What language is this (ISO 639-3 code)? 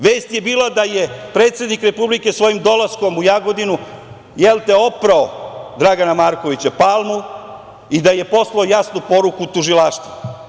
srp